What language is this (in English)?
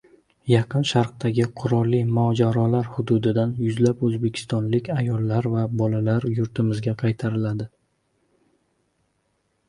Uzbek